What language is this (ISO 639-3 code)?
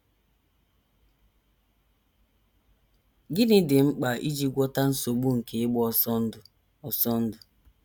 ibo